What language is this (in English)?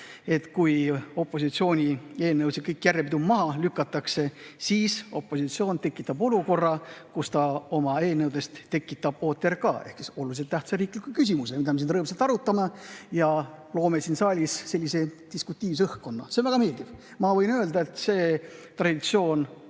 Estonian